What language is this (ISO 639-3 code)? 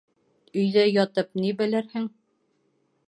bak